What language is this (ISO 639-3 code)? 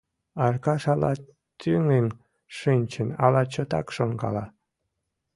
chm